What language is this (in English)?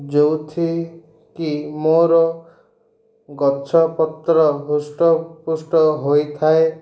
Odia